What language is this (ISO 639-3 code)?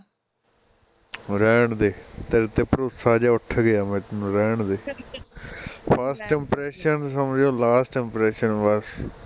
pan